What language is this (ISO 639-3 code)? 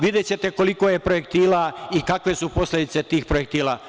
srp